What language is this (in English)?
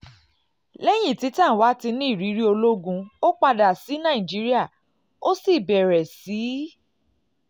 Yoruba